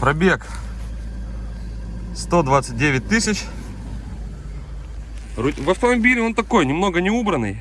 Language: Russian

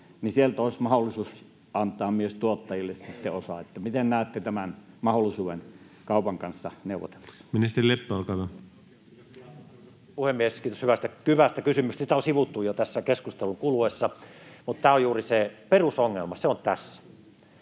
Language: Finnish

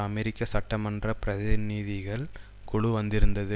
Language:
Tamil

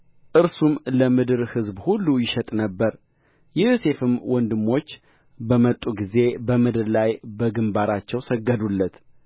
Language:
Amharic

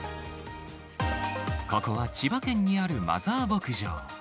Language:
Japanese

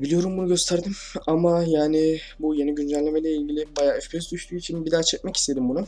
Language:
Turkish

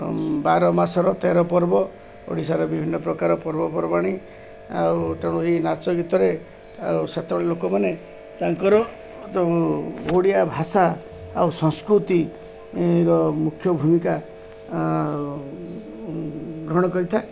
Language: Odia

